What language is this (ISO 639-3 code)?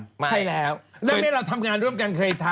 tha